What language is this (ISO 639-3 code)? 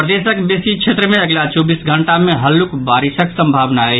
mai